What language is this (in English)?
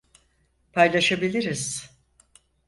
Turkish